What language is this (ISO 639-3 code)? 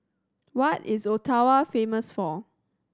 eng